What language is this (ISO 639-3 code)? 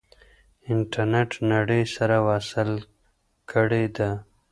pus